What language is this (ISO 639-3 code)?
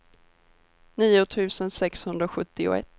swe